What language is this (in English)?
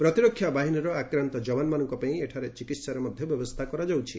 Odia